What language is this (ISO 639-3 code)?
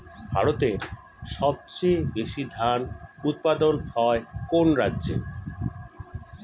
ben